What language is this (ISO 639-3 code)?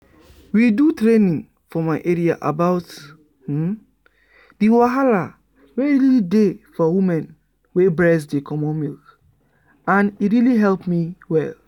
pcm